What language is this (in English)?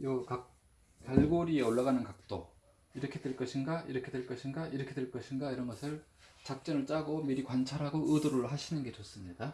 Korean